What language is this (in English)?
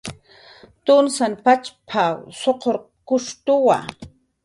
Jaqaru